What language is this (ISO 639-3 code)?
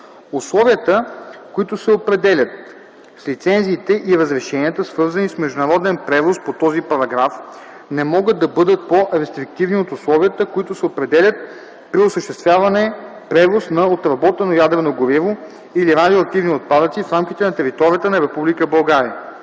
bul